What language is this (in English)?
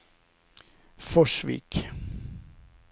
Swedish